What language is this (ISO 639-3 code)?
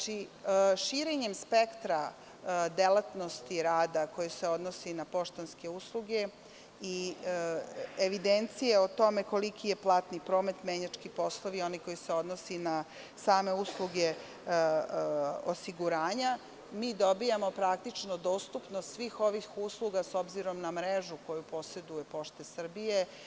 srp